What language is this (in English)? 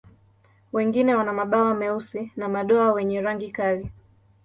Swahili